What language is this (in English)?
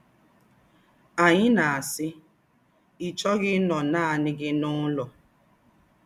Igbo